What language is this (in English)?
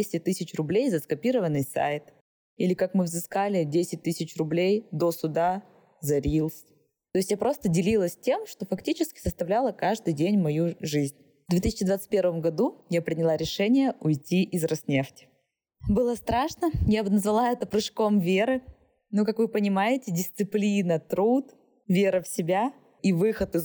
Russian